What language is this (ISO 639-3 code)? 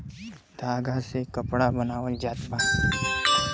bho